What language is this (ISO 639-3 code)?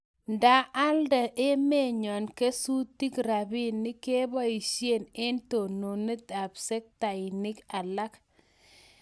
kln